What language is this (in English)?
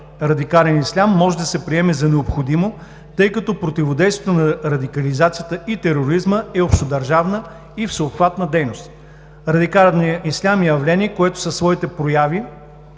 Bulgarian